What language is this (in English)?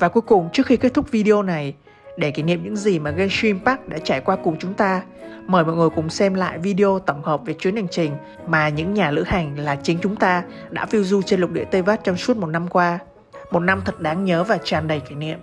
Vietnamese